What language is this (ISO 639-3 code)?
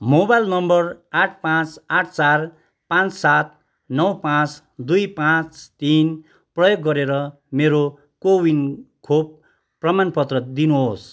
nep